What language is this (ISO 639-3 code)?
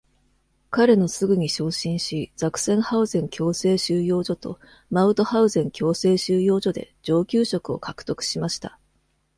jpn